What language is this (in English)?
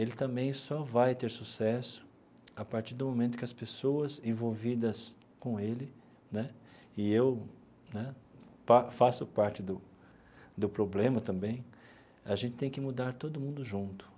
Portuguese